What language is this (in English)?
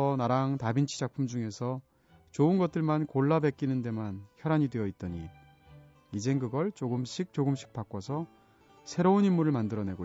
Korean